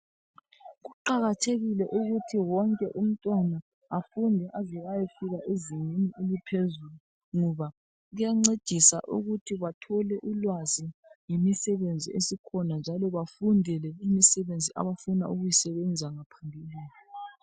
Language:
North Ndebele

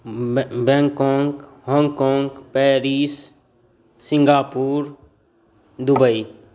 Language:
Maithili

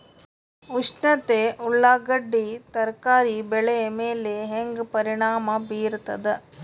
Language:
Kannada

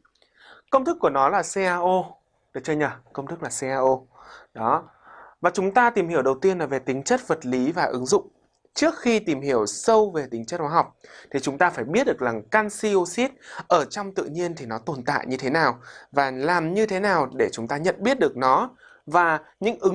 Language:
Vietnamese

